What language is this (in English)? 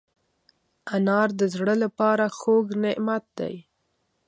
Pashto